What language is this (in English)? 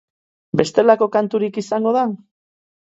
Basque